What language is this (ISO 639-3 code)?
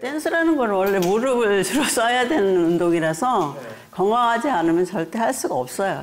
kor